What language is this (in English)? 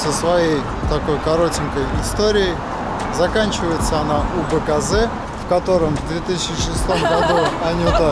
Russian